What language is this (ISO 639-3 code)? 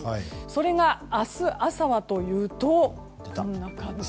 jpn